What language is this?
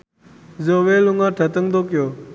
Javanese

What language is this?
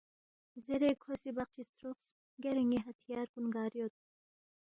Balti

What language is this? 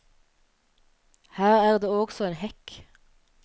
Norwegian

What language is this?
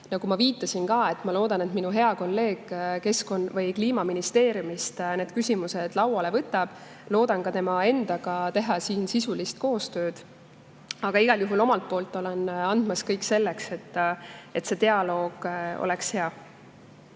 Estonian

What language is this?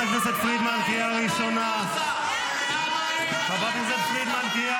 Hebrew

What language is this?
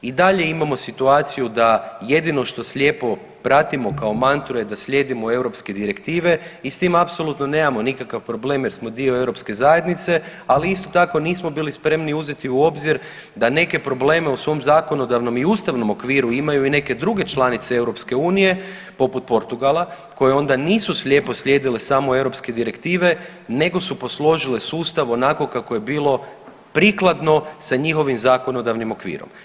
Croatian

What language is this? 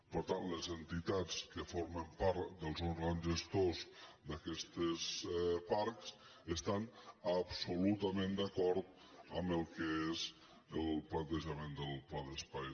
Catalan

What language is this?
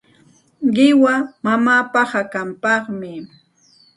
Santa Ana de Tusi Pasco Quechua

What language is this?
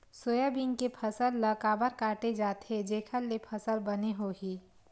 Chhattisgarhi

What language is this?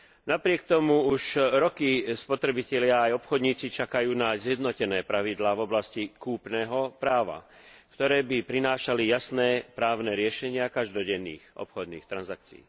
Slovak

